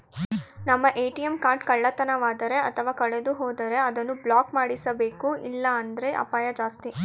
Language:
Kannada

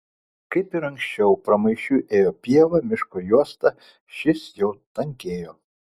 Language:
Lithuanian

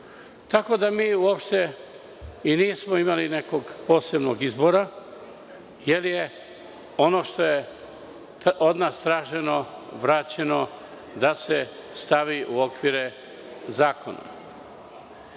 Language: Serbian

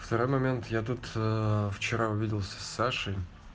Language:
Russian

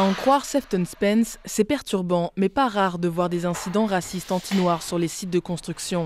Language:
French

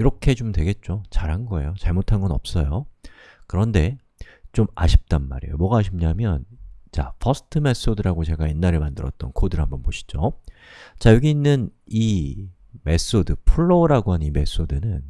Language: Korean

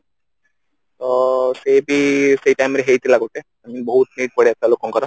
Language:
Odia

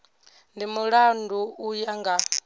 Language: Venda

